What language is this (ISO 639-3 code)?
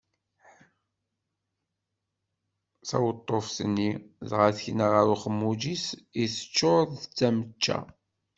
kab